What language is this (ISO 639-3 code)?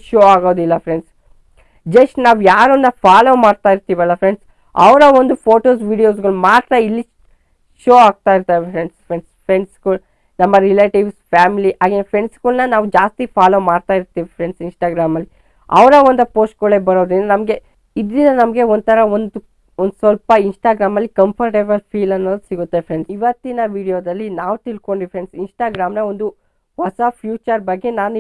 kan